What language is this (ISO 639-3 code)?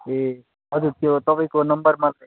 nep